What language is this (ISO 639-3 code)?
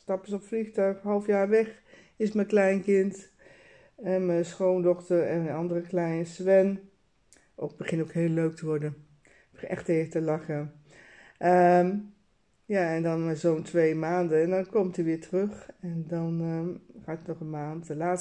nld